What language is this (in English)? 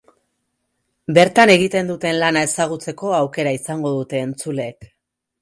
Basque